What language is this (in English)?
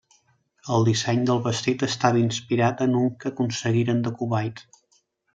Catalan